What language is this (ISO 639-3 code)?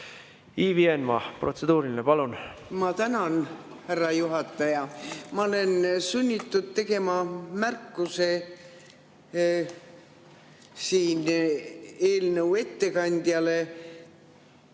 est